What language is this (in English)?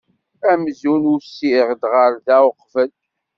Kabyle